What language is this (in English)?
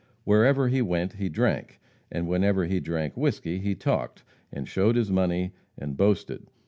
English